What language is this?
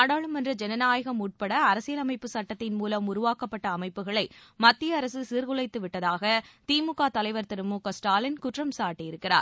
Tamil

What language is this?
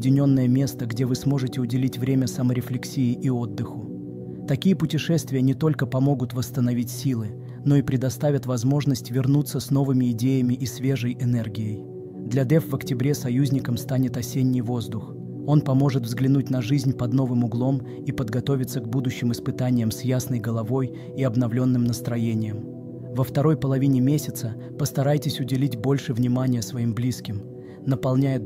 Russian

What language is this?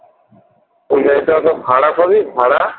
Bangla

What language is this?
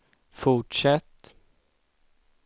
Swedish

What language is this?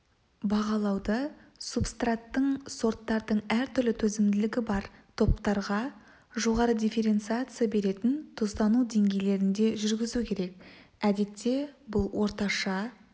Kazakh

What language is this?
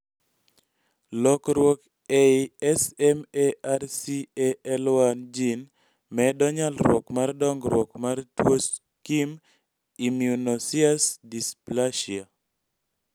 Luo (Kenya and Tanzania)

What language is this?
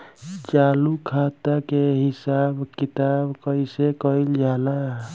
Bhojpuri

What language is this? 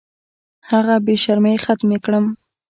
Pashto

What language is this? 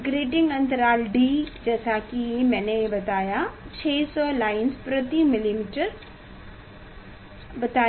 Hindi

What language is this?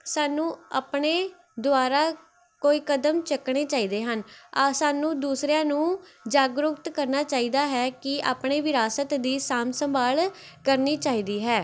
Punjabi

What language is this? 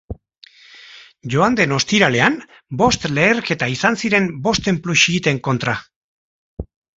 Basque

